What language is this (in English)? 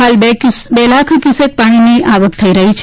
Gujarati